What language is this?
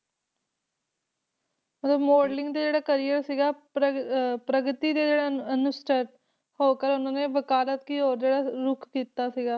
Punjabi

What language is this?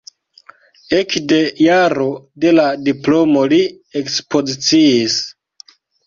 Esperanto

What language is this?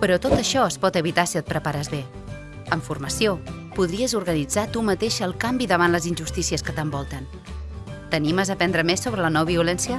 Catalan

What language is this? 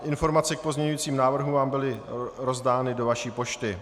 Czech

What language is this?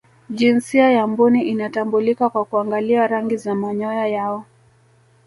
Swahili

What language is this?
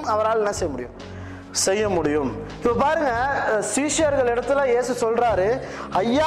Tamil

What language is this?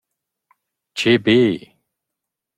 Romansh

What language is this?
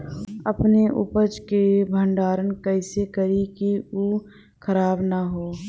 Bhojpuri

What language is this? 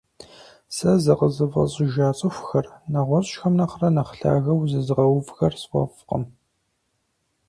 Kabardian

